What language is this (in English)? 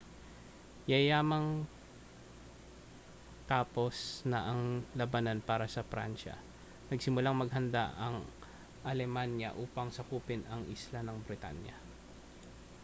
Filipino